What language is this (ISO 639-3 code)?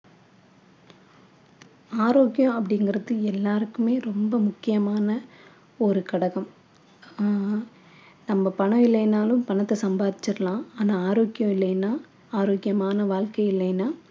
tam